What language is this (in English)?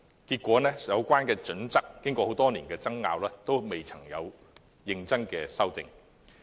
Cantonese